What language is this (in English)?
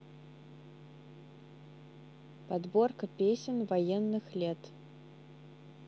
Russian